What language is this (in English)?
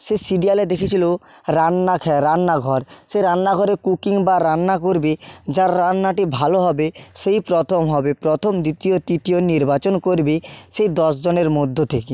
Bangla